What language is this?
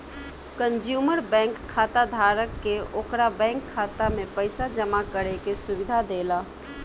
Bhojpuri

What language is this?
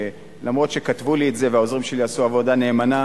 Hebrew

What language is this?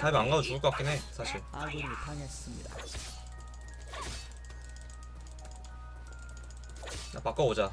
Korean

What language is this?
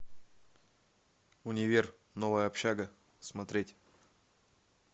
Russian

